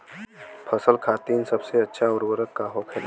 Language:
Bhojpuri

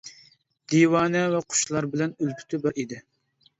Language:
Uyghur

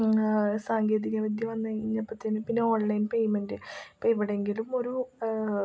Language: Malayalam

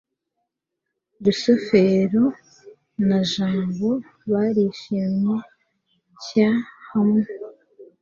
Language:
Kinyarwanda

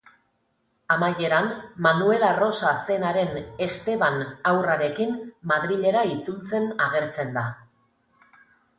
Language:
Basque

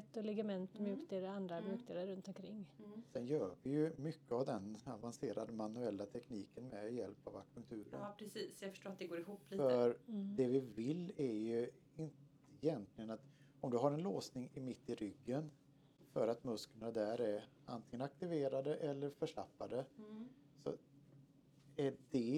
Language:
Swedish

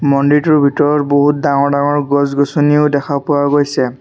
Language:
Assamese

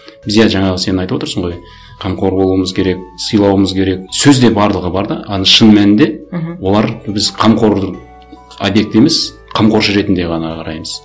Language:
Kazakh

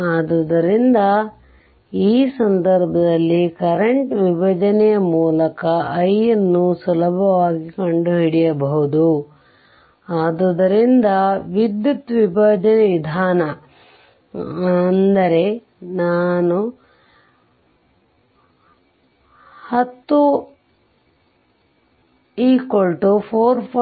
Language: Kannada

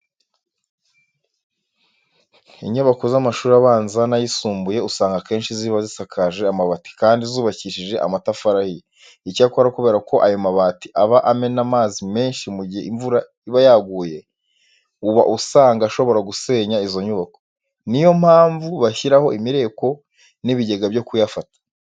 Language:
Kinyarwanda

